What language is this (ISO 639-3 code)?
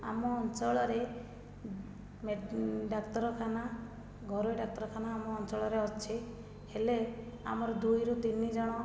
ori